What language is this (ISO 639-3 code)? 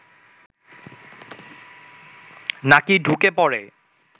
ben